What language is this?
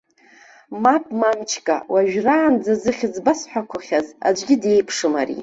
Abkhazian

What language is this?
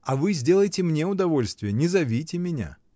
Russian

